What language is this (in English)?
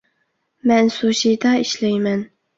Uyghur